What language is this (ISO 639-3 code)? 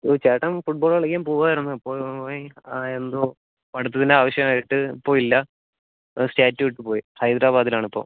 mal